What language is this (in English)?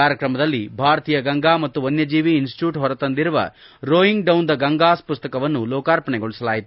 Kannada